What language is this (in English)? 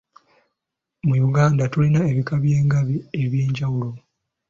Ganda